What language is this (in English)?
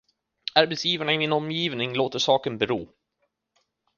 Swedish